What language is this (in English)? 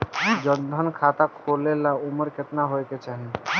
Bhojpuri